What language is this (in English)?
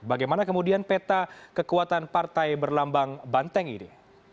Indonesian